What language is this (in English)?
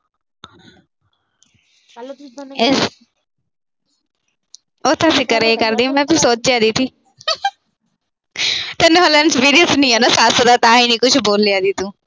Punjabi